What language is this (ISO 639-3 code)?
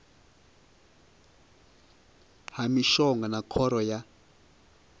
ven